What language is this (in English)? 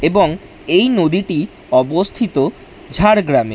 Bangla